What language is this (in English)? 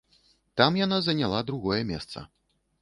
Belarusian